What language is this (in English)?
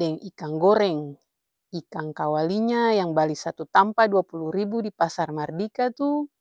Ambonese Malay